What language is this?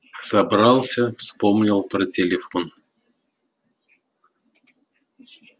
Russian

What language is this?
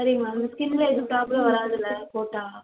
Tamil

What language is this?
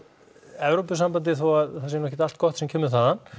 Icelandic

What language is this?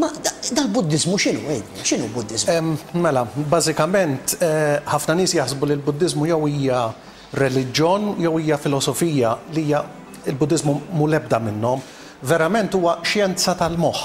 Arabic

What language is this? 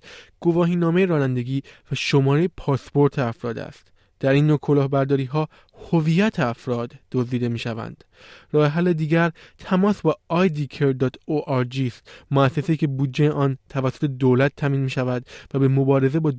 Persian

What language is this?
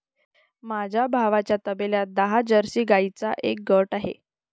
Marathi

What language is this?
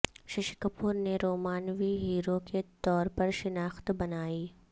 Urdu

